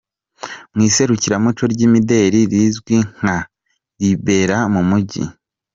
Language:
Kinyarwanda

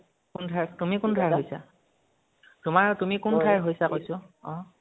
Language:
Assamese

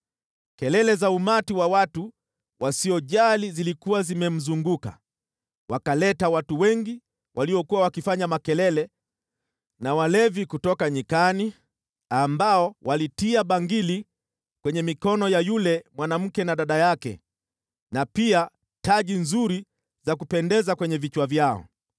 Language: Swahili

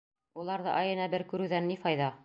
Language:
Bashkir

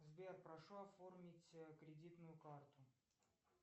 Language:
Russian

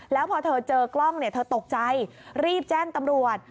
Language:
Thai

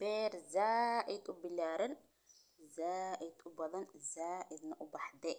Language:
Somali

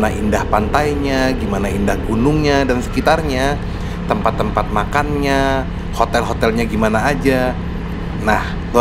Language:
Indonesian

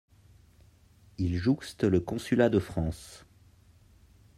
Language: French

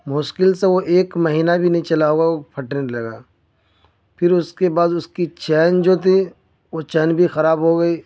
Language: Urdu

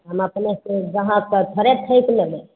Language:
Maithili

